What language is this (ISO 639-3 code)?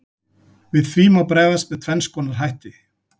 isl